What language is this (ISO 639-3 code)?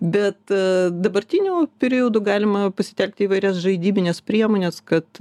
lit